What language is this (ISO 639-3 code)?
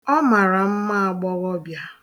ibo